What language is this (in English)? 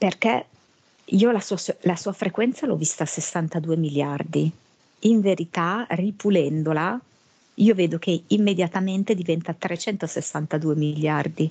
Italian